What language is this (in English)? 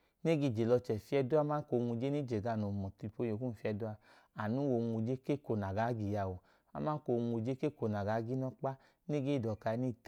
Idoma